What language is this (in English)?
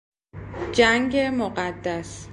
Persian